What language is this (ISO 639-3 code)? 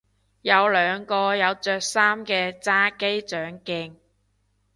yue